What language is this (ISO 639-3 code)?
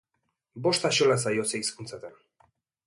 eus